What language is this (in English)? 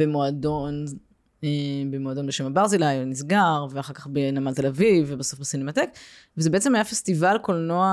Hebrew